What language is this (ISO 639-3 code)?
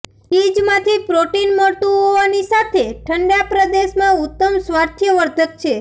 guj